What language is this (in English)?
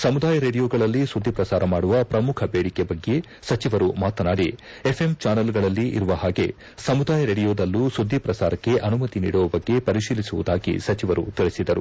Kannada